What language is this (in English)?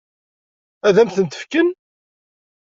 Kabyle